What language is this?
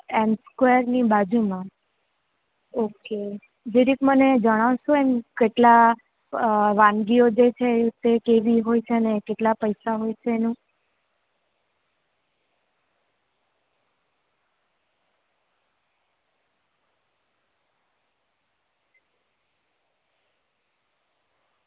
Gujarati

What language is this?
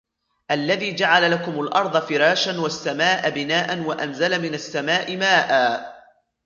Arabic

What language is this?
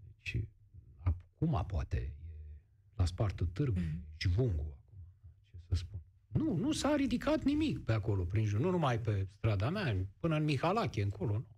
Romanian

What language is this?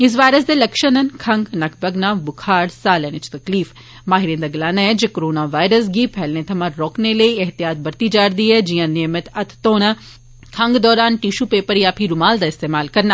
Dogri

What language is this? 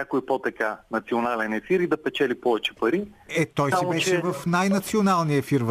Bulgarian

